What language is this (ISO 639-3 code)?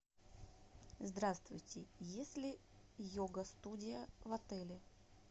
rus